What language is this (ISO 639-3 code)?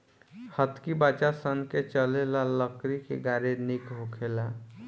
bho